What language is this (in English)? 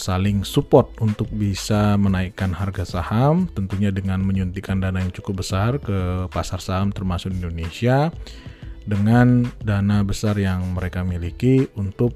Indonesian